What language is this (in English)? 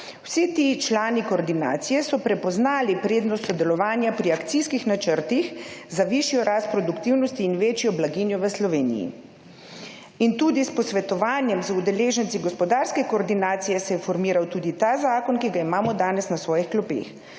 Slovenian